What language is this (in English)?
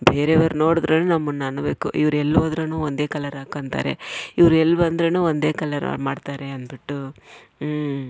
Kannada